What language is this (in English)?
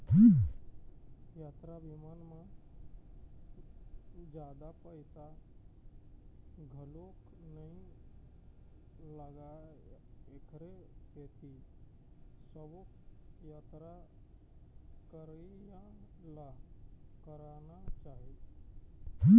Chhattisgarhi